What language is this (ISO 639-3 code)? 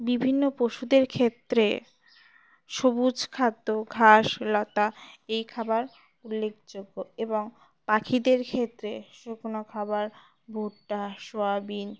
ben